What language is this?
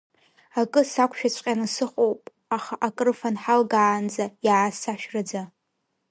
Abkhazian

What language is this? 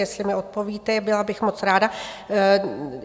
Czech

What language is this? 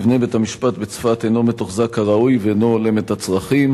Hebrew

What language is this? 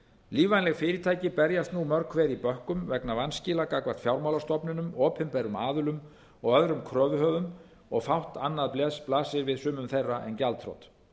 Icelandic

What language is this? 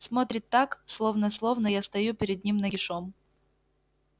Russian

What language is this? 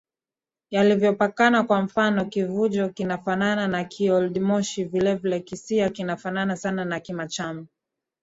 Swahili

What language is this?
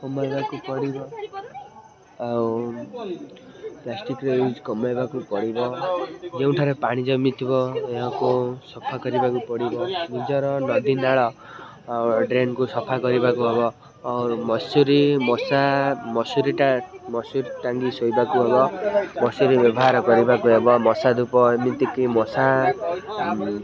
Odia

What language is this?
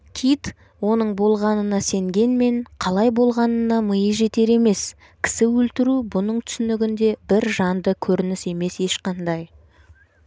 Kazakh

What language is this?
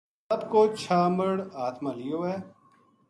Gujari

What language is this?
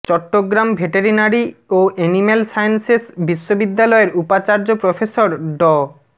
Bangla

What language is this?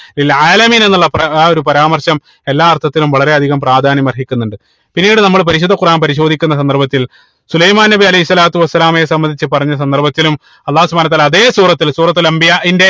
Malayalam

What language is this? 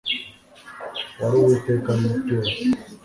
Kinyarwanda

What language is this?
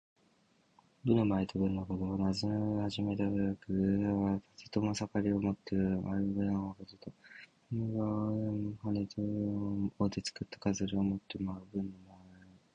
Japanese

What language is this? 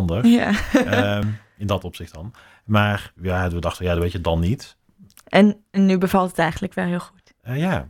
Dutch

